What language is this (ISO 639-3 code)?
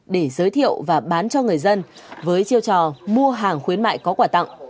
vie